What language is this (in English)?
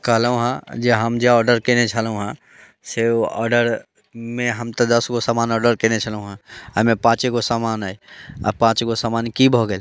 Maithili